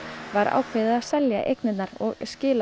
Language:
Icelandic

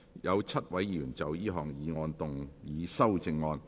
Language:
Cantonese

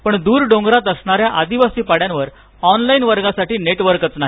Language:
Marathi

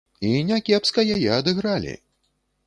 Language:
Belarusian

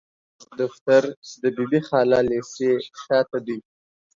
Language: Pashto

